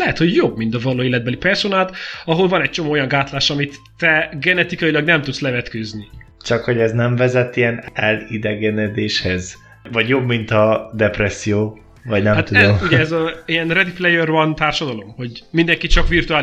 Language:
Hungarian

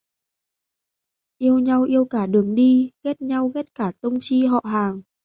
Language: Vietnamese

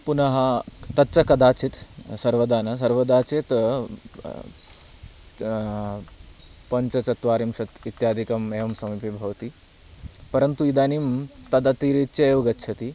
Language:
Sanskrit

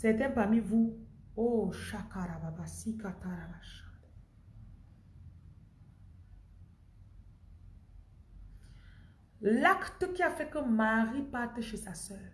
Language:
French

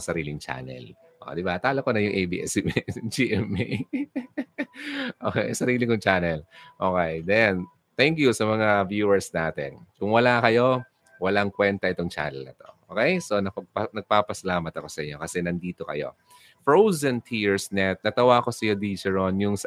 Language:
Filipino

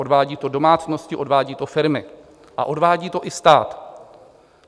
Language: Czech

